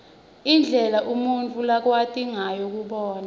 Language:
Swati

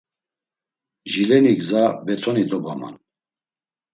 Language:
Laz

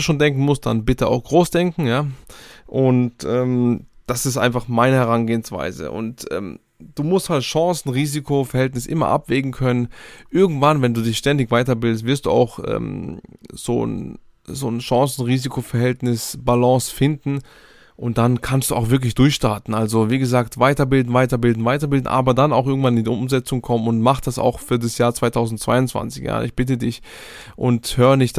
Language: German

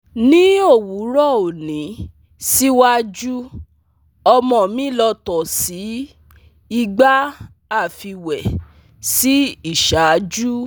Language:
Yoruba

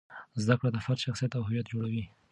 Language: Pashto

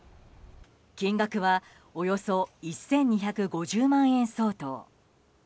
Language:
Japanese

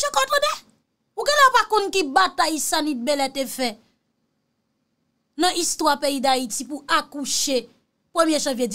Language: French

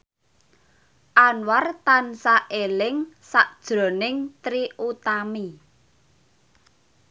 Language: Javanese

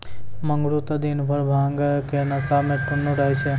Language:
Maithili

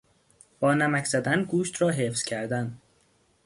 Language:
Persian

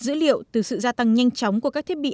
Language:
Vietnamese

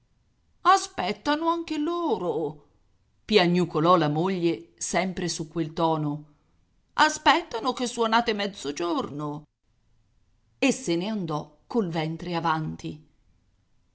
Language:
Italian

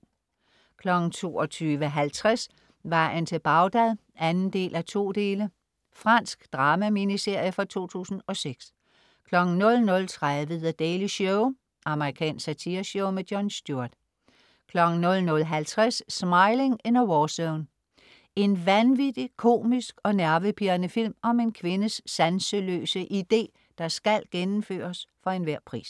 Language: Danish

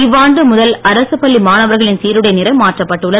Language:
Tamil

